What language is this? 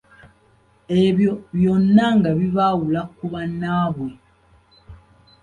Ganda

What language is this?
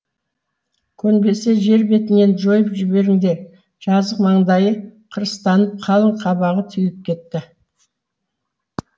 Kazakh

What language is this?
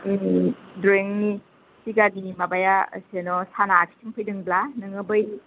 Bodo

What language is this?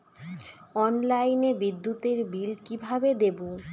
Bangla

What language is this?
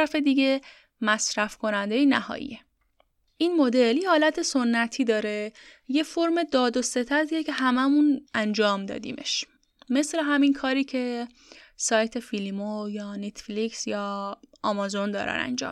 Persian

